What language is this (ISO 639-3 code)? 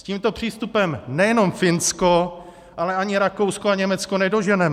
ces